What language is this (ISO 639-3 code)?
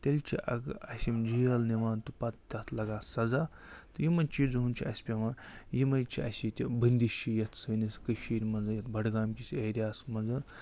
kas